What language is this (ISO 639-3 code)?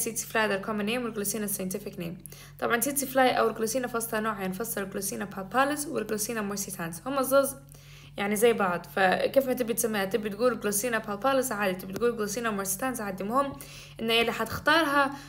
ara